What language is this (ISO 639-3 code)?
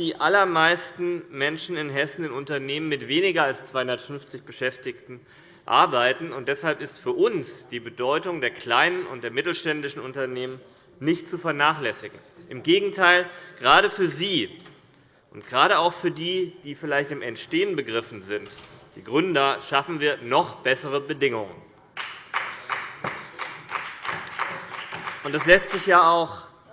deu